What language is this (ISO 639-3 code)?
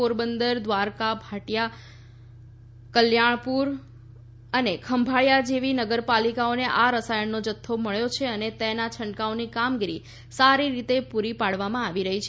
guj